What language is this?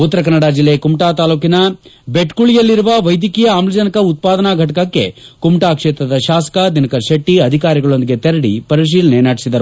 Kannada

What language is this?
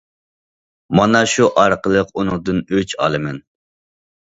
Uyghur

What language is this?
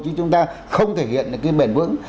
Vietnamese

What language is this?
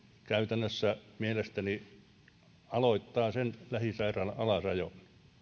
Finnish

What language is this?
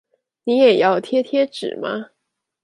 Chinese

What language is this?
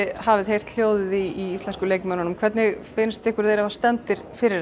Icelandic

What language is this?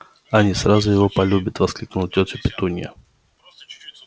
Russian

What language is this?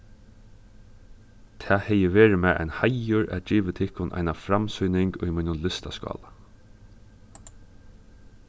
Faroese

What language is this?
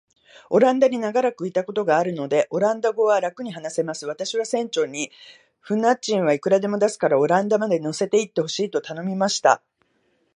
Japanese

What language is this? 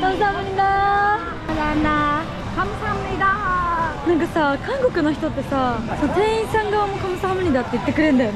Japanese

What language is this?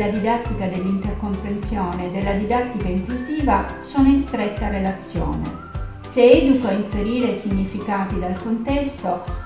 Italian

